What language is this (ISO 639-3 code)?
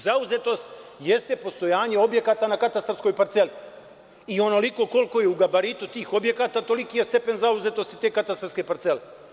srp